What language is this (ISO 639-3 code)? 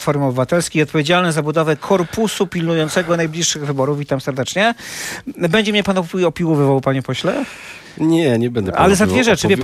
pol